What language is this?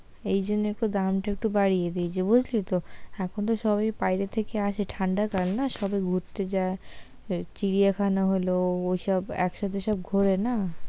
Bangla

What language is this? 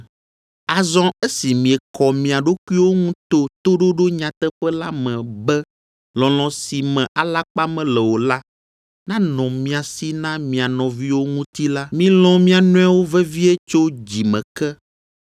Ewe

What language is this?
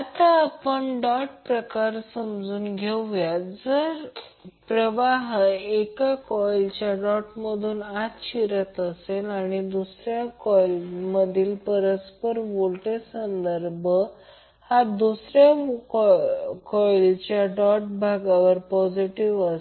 Marathi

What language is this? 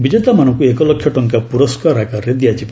Odia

